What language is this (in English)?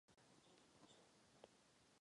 Czech